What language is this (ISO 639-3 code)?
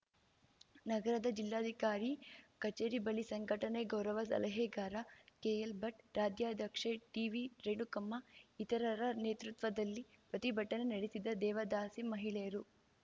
kan